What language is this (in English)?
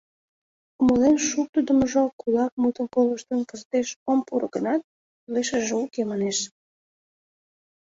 Mari